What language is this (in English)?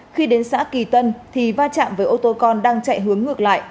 Vietnamese